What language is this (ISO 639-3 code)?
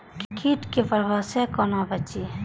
mai